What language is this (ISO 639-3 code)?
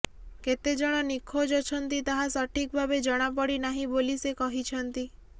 ori